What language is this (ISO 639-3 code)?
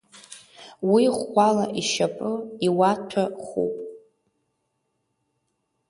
abk